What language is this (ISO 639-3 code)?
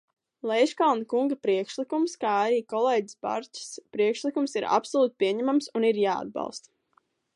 lav